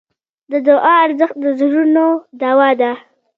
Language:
Pashto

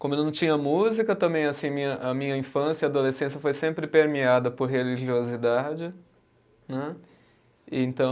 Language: Portuguese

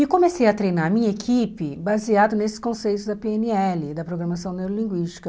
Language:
Portuguese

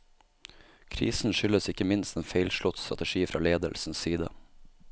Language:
Norwegian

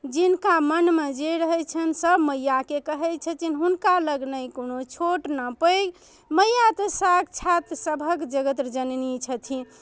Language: Maithili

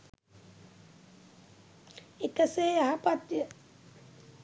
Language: Sinhala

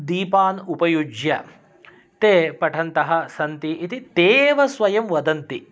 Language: Sanskrit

